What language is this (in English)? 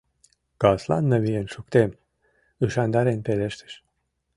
Mari